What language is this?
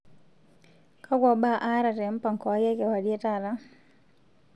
Masai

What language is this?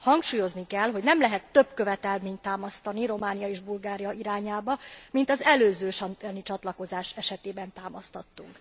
Hungarian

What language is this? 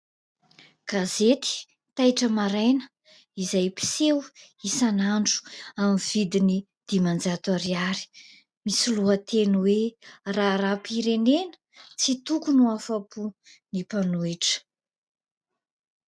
Malagasy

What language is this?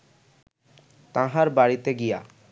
Bangla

